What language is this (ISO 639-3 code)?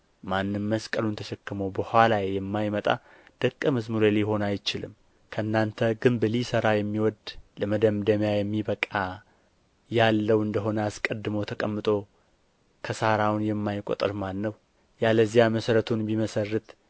amh